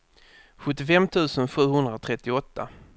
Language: Swedish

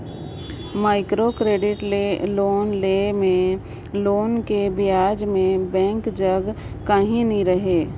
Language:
Chhattisgarhi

